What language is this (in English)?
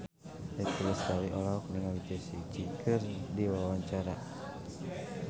Sundanese